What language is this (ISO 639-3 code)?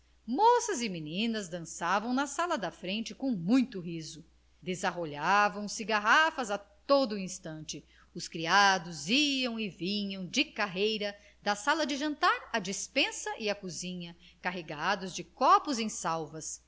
por